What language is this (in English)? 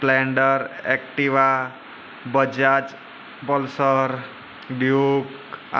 Gujarati